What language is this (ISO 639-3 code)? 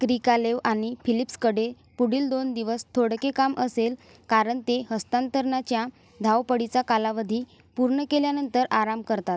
mar